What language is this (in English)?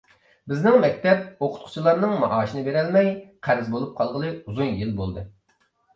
Uyghur